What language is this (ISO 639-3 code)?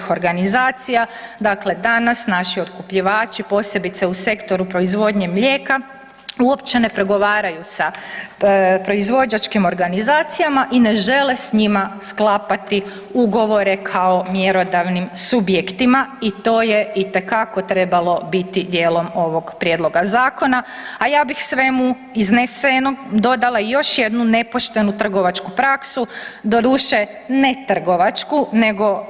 hrv